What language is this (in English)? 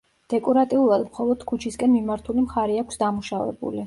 Georgian